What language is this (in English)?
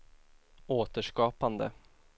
Swedish